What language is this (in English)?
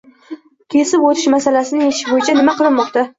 Uzbek